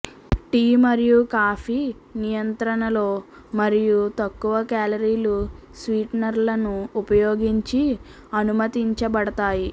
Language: Telugu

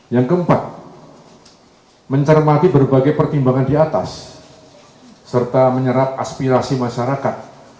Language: Indonesian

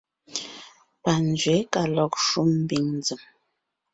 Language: Ngiemboon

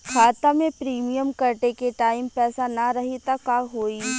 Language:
Bhojpuri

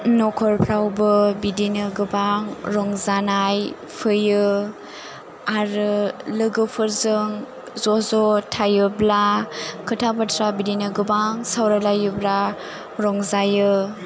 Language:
Bodo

